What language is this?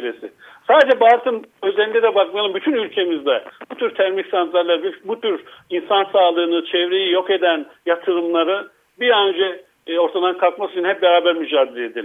Turkish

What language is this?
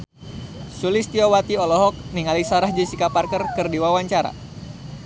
Sundanese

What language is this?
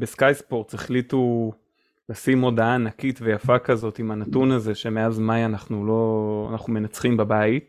Hebrew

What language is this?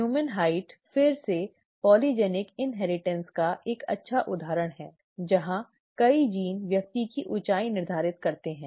Hindi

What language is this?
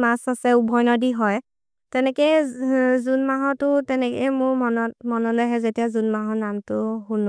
Maria (India)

